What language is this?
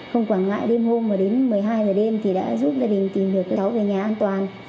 Vietnamese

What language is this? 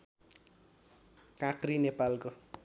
Nepali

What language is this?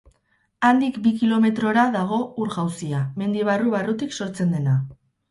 Basque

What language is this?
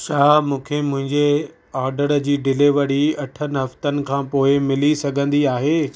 Sindhi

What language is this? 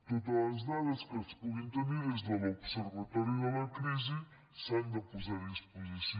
Catalan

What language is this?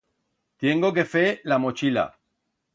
Aragonese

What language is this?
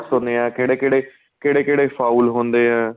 Punjabi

